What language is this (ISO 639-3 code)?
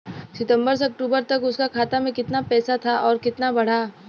bho